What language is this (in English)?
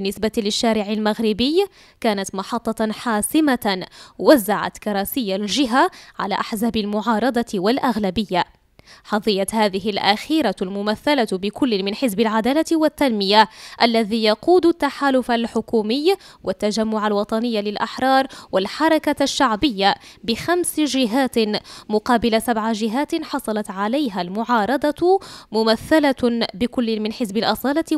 Arabic